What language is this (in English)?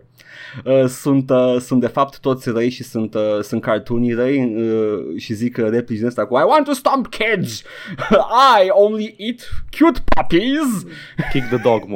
Romanian